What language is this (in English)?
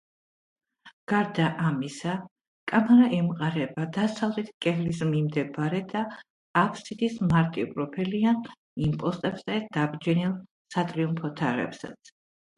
Georgian